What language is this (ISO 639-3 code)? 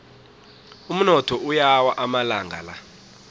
nbl